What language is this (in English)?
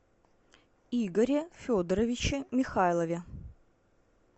Russian